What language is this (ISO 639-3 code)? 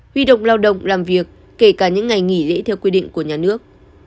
vie